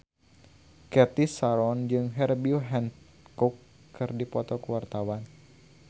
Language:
Sundanese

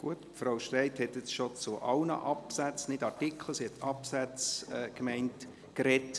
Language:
Swiss German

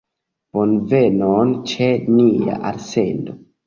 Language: Esperanto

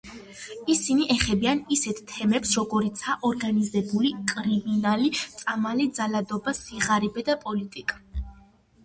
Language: Georgian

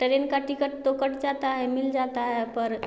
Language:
Hindi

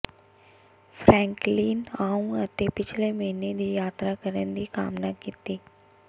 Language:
Punjabi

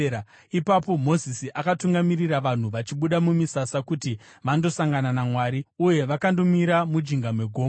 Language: Shona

